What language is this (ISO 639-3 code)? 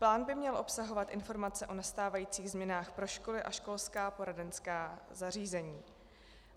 ces